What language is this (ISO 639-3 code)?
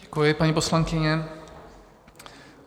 ces